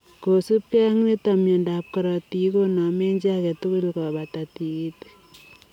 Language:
Kalenjin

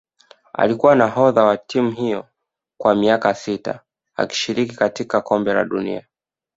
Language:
Swahili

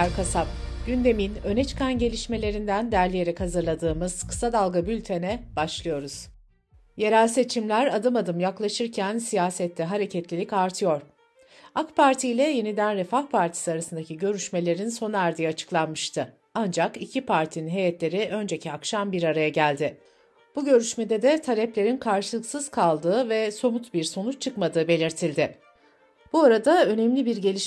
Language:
Turkish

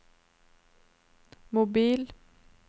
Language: Norwegian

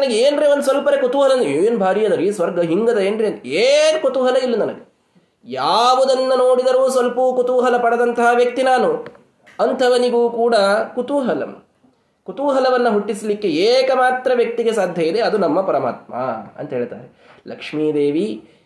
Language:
Kannada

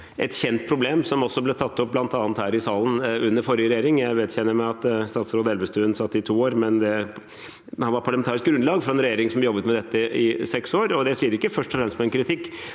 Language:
Norwegian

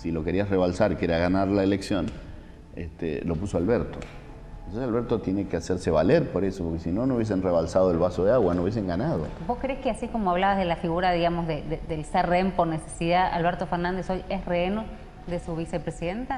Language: Spanish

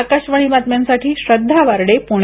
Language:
Marathi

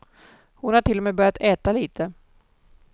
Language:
Swedish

